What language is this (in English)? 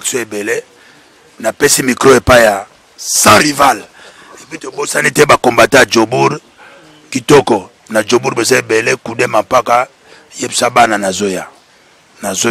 French